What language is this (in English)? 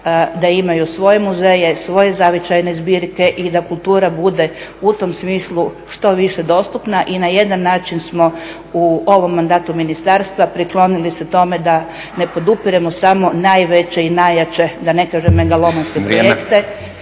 Croatian